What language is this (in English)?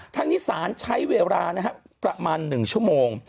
Thai